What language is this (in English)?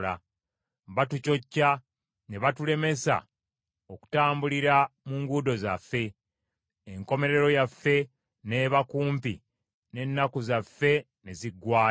Ganda